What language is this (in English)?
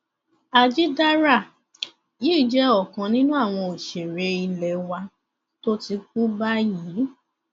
Yoruba